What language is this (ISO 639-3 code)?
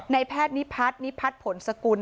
tha